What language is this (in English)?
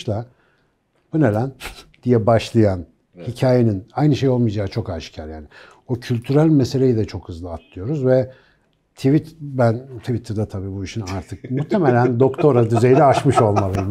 Turkish